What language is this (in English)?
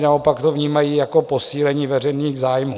Czech